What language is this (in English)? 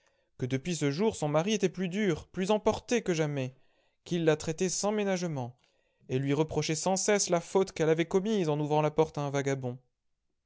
French